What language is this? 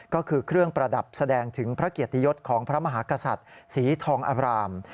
Thai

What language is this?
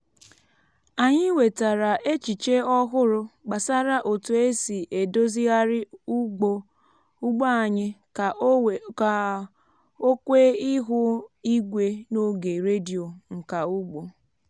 Igbo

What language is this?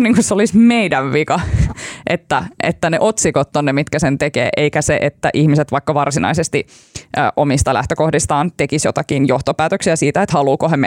Finnish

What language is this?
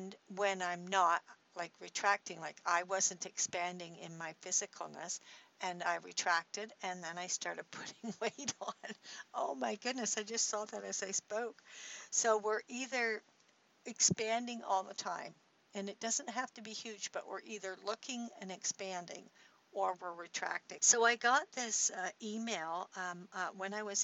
English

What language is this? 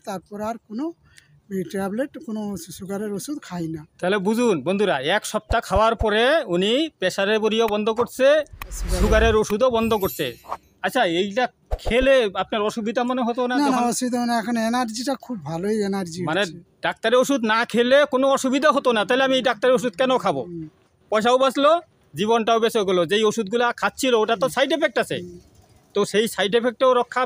Bangla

